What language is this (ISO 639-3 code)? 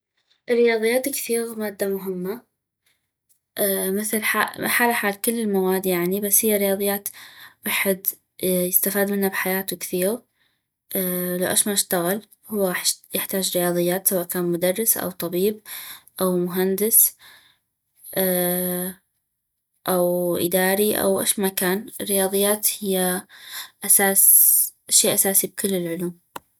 ayp